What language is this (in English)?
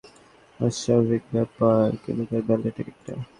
Bangla